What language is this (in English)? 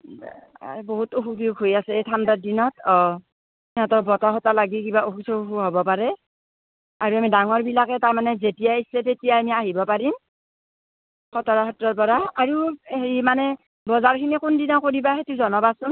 Assamese